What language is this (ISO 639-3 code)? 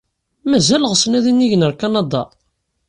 kab